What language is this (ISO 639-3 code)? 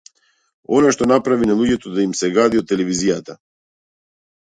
mkd